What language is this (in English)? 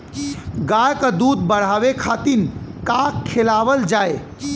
Bhojpuri